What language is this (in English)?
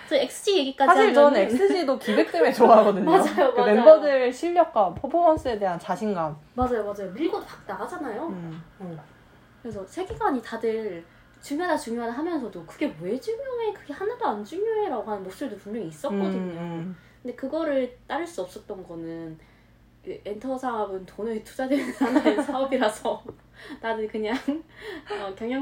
Korean